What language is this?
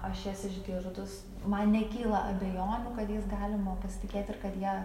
Lithuanian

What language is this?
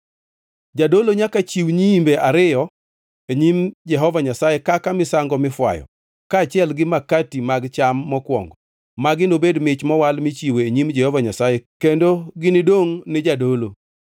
Luo (Kenya and Tanzania)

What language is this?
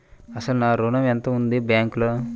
Telugu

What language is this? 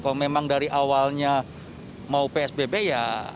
Indonesian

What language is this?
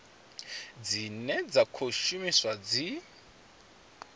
Venda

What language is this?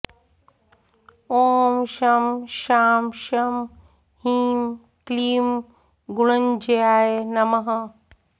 Sanskrit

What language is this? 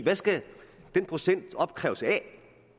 Danish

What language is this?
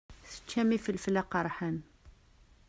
Kabyle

